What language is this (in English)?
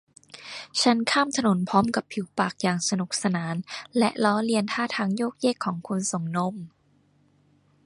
Thai